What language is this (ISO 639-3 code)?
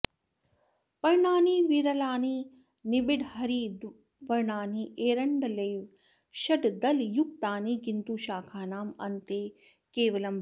san